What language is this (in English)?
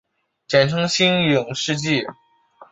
Chinese